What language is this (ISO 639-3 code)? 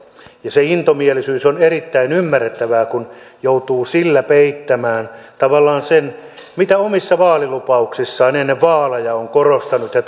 fin